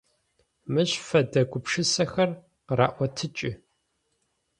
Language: Adyghe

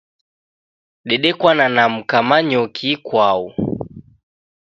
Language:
Taita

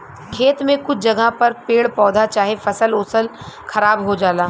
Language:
Bhojpuri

